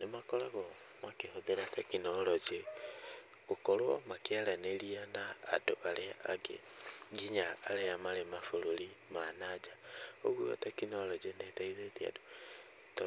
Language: Kikuyu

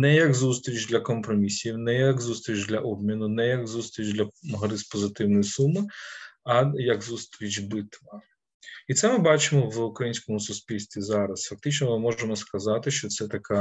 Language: Ukrainian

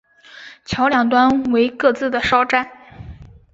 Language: Chinese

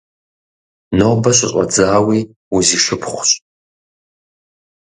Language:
Kabardian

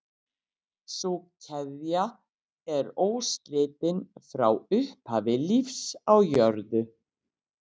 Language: Icelandic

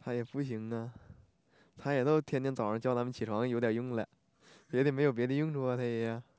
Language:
Chinese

